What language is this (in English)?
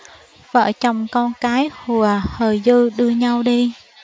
Vietnamese